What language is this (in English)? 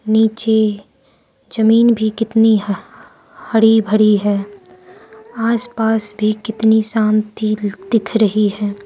Hindi